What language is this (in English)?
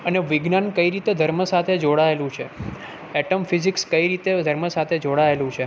Gujarati